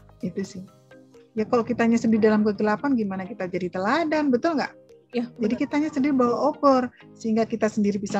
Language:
Indonesian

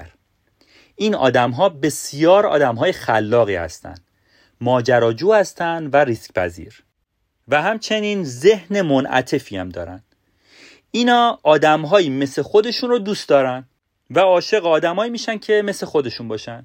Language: Persian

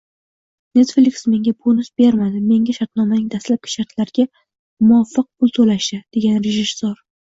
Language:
Uzbek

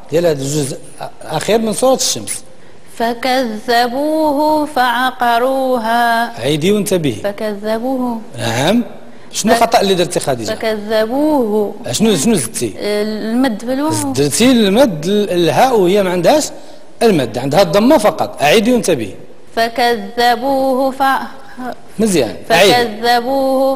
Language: Arabic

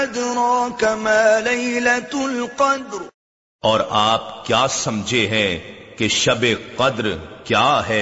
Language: Urdu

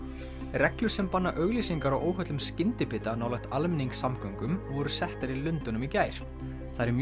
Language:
Icelandic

